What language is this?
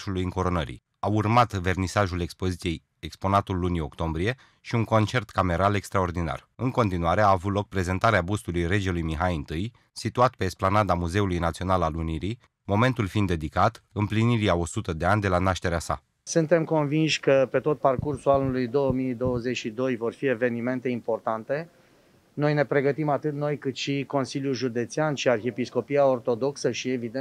Romanian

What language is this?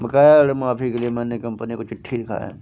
Hindi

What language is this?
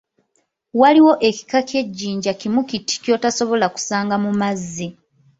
Ganda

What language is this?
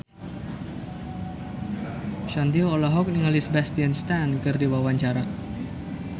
Sundanese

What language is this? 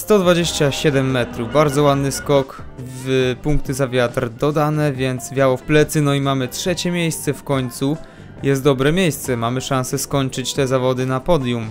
Polish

